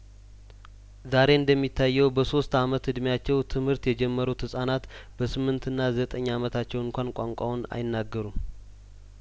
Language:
Amharic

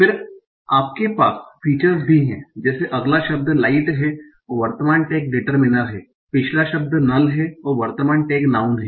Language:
Hindi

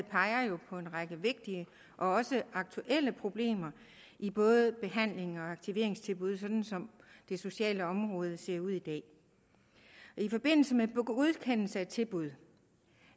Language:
Danish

